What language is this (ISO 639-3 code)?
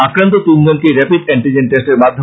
ben